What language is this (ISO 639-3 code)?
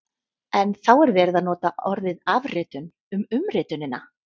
isl